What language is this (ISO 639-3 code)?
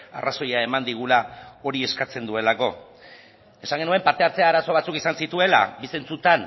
eus